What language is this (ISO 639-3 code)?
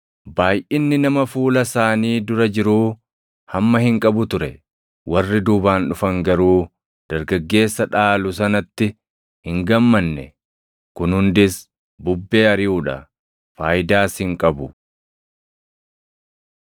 orm